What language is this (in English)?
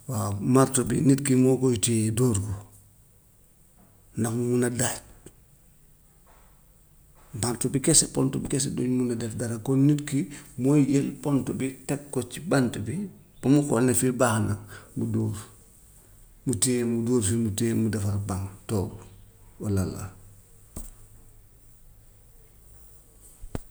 Gambian Wolof